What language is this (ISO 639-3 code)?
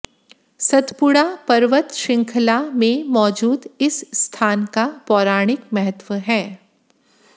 hin